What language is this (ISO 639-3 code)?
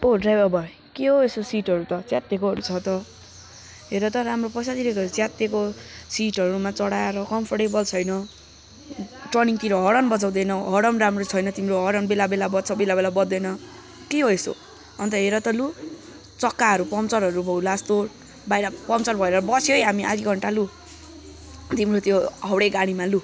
nep